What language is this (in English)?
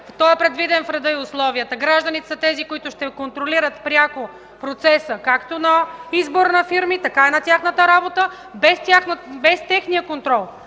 Bulgarian